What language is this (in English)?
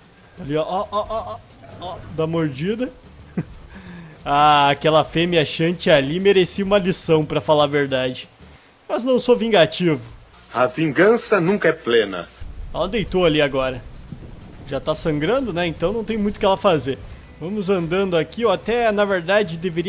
Portuguese